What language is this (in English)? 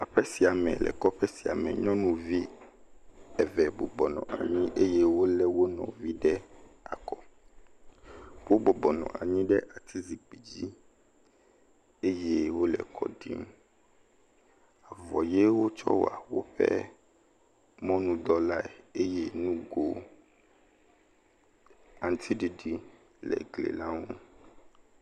Ewe